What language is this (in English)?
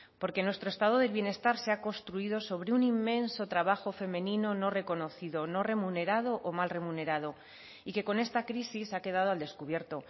Spanish